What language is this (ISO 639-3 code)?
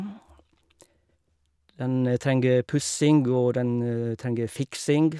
nor